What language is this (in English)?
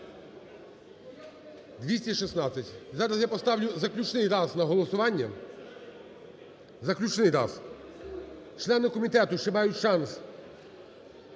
Ukrainian